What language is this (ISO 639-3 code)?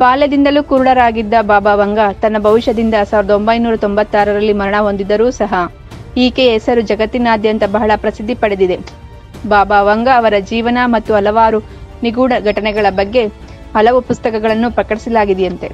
kan